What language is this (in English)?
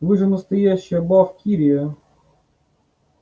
Russian